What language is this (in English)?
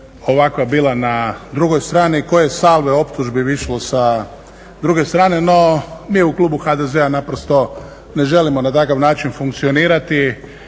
Croatian